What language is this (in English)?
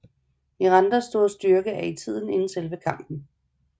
Danish